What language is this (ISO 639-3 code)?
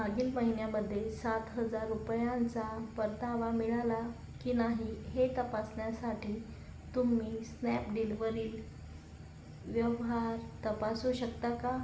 mar